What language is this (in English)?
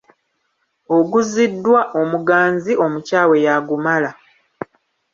Ganda